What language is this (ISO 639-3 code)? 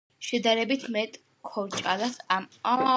kat